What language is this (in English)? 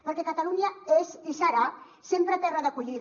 Catalan